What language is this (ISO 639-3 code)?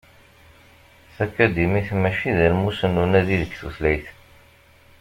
kab